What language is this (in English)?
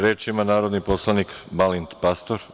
Serbian